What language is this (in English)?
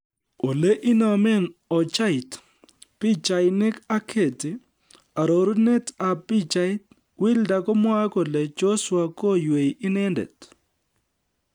Kalenjin